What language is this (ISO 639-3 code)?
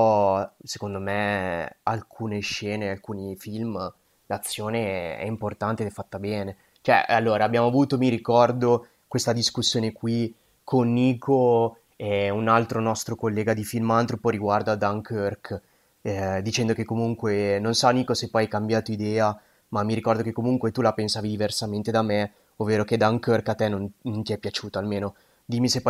ita